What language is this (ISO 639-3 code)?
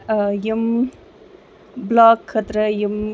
kas